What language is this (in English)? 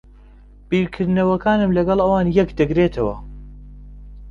Central Kurdish